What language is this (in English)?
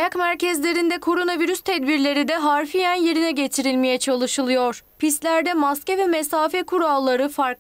Turkish